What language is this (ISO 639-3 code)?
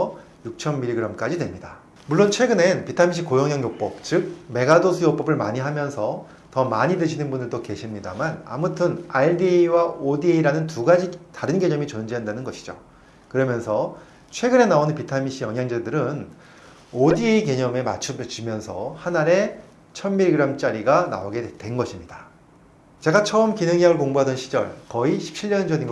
kor